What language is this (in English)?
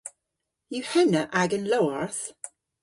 Cornish